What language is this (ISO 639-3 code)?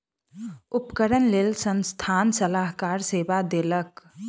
mai